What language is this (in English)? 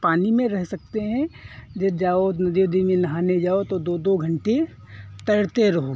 Hindi